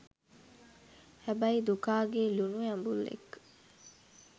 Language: Sinhala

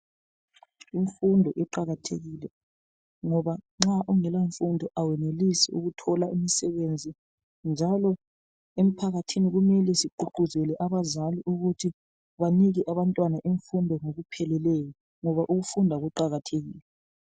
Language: North Ndebele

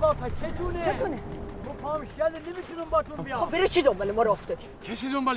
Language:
Persian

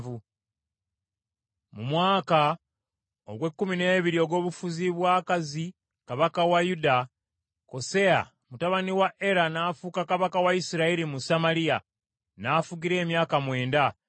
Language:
Ganda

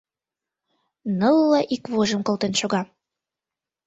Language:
Mari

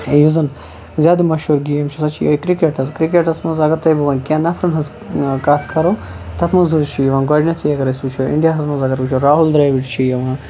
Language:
Kashmiri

